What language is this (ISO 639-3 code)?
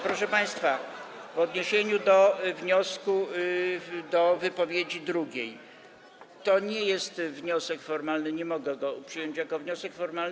pol